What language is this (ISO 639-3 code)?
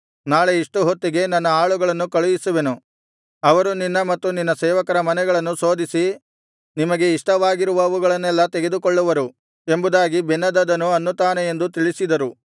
kan